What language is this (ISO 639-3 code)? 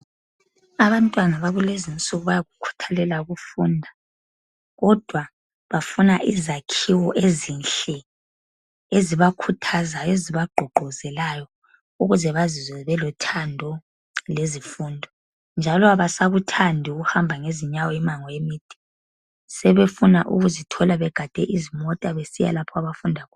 nde